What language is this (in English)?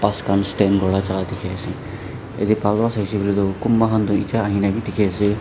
Naga Pidgin